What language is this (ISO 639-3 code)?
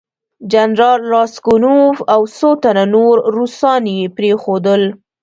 pus